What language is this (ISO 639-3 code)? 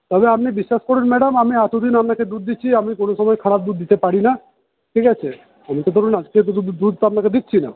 ben